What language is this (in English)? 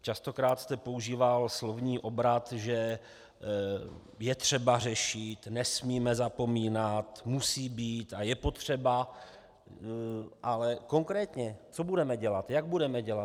Czech